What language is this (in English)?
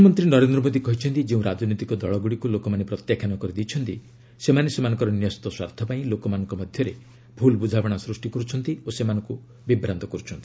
Odia